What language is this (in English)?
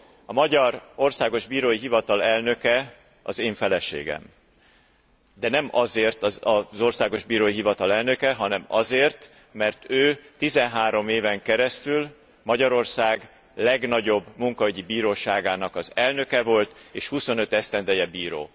Hungarian